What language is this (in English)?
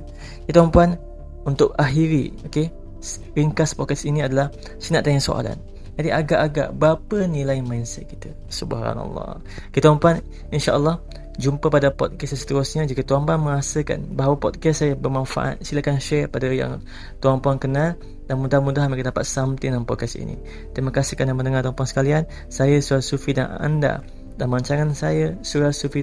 Malay